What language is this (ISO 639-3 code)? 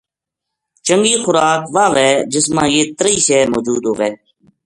gju